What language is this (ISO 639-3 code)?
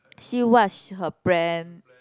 eng